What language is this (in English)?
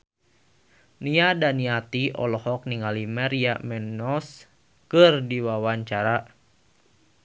Sundanese